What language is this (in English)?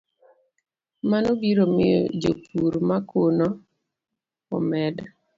Luo (Kenya and Tanzania)